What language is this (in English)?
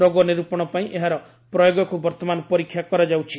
Odia